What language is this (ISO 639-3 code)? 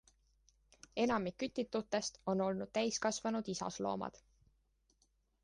est